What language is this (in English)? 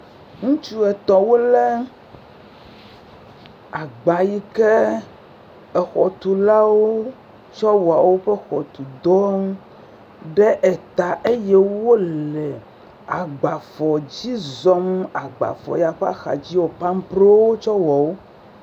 Ewe